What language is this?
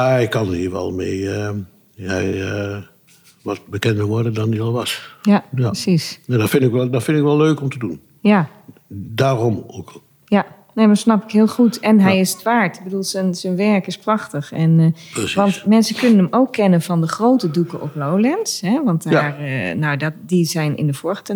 Dutch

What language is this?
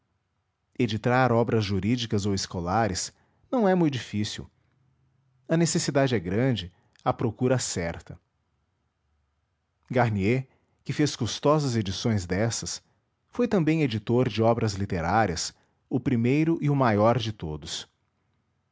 Portuguese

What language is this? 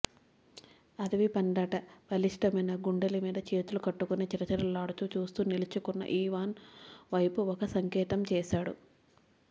Telugu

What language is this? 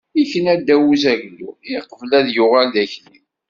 Kabyle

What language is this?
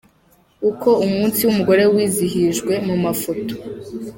Kinyarwanda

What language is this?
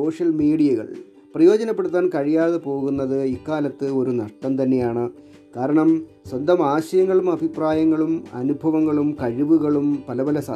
Malayalam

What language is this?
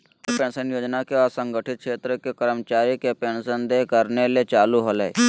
Magahi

